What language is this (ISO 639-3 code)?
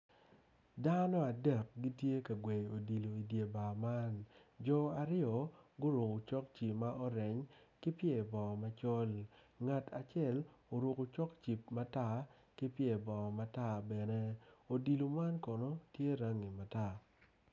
ach